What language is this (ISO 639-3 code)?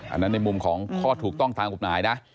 tha